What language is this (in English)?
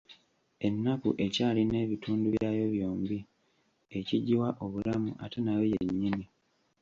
Ganda